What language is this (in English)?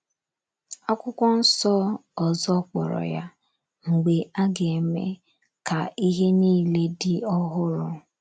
Igbo